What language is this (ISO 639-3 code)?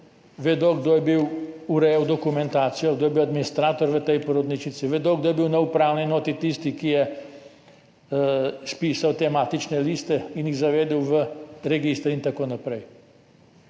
slv